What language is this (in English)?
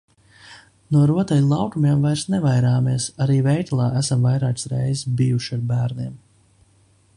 Latvian